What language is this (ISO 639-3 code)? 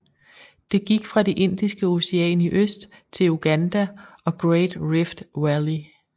dan